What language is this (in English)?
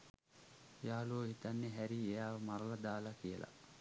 Sinhala